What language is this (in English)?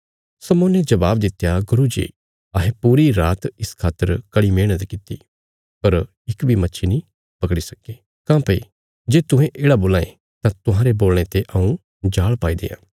Bilaspuri